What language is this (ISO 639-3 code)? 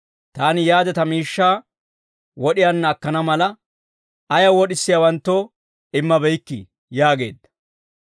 dwr